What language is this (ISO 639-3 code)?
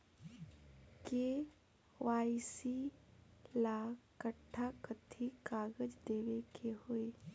bho